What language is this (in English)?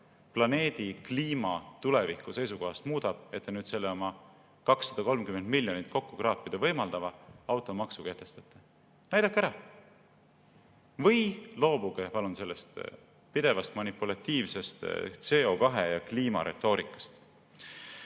Estonian